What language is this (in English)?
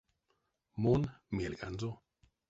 Erzya